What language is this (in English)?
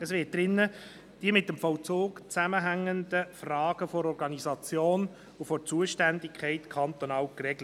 Swiss German